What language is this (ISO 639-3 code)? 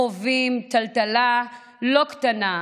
heb